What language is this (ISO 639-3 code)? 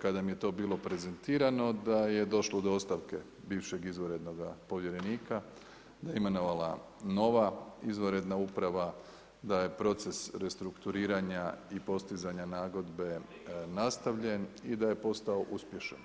hrv